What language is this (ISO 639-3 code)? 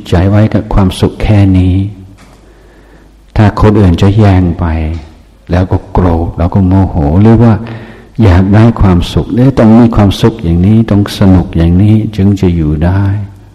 tha